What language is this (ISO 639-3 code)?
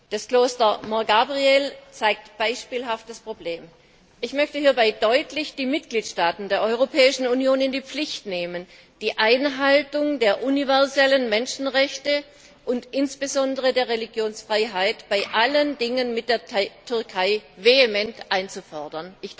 deu